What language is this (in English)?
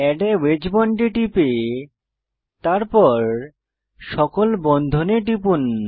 Bangla